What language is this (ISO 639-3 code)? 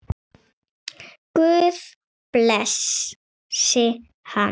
isl